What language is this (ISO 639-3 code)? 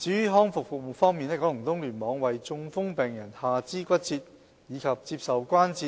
yue